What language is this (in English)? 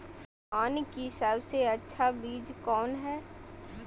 Magahi